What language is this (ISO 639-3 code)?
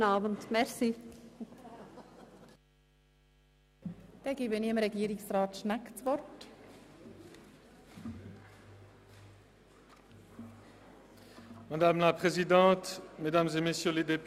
gsw